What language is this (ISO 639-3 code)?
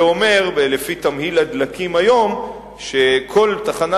heb